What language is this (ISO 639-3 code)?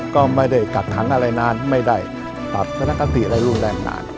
tha